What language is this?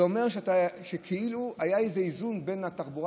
Hebrew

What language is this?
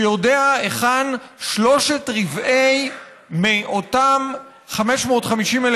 Hebrew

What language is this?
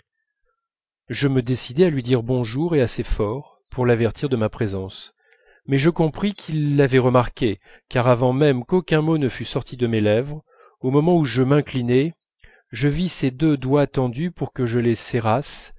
French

